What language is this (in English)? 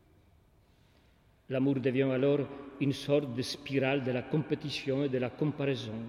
French